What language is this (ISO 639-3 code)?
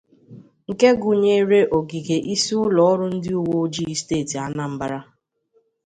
ibo